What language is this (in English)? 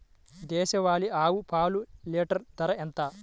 Telugu